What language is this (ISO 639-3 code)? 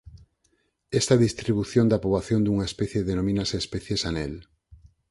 glg